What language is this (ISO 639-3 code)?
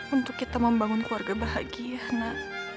ind